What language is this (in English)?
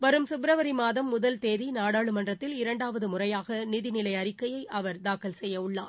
Tamil